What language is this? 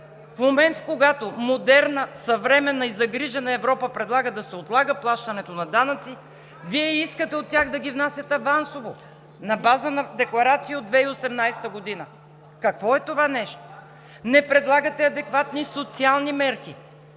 Bulgarian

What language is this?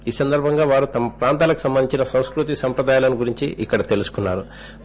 Telugu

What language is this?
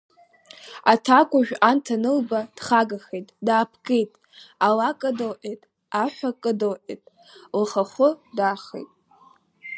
Abkhazian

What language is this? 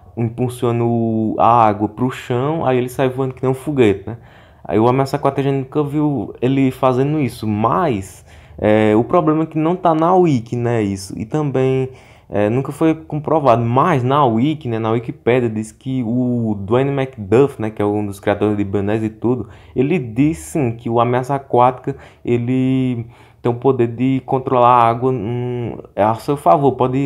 Portuguese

